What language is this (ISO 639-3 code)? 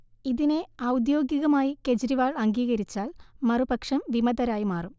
mal